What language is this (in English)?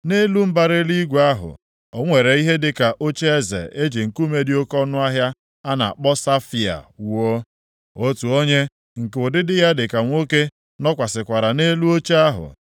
Igbo